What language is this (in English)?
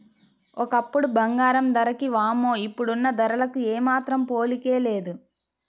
Telugu